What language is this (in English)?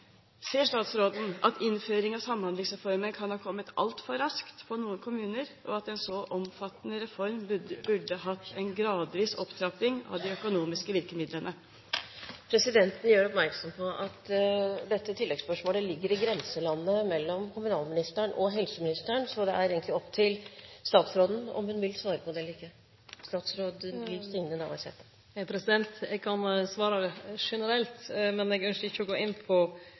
Norwegian